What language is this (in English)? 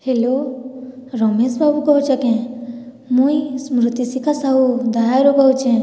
Odia